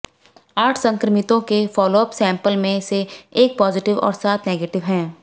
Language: Hindi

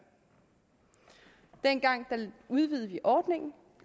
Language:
Danish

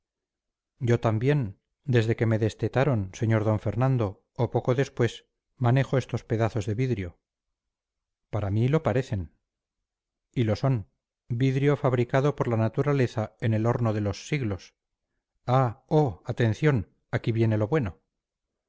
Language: Spanish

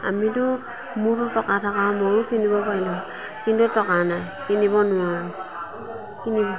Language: Assamese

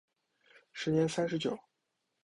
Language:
Chinese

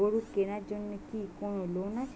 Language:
Bangla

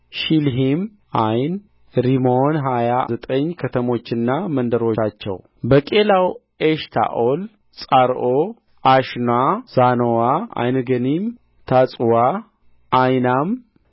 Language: Amharic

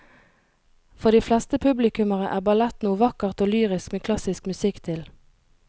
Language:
Norwegian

